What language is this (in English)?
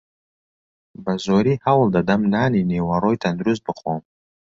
Central Kurdish